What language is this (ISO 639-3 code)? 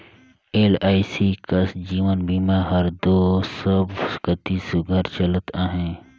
hne